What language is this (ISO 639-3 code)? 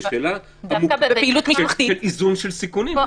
heb